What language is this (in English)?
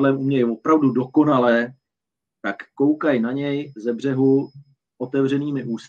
Czech